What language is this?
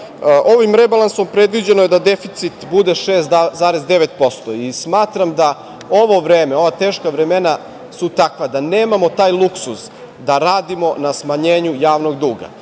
Serbian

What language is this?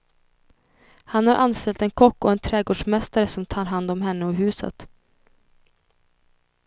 Swedish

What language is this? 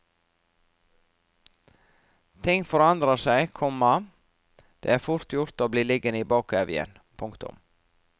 Norwegian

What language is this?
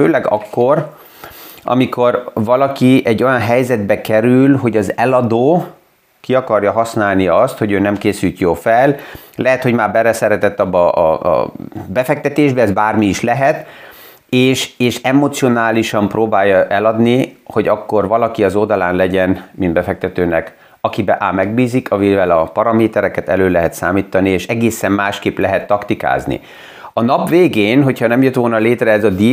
Hungarian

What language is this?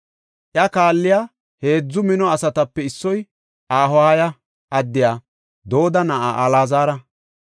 Gofa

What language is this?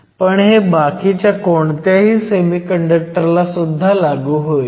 Marathi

